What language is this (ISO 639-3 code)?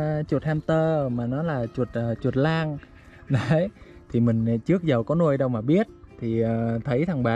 vie